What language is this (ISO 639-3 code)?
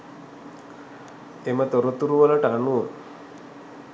sin